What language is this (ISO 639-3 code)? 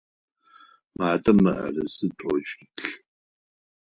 ady